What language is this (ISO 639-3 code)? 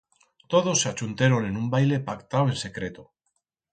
arg